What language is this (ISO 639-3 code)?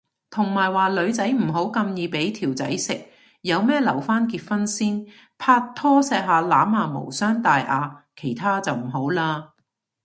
yue